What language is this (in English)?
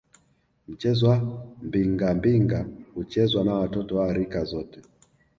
Swahili